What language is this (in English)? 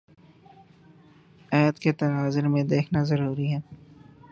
Urdu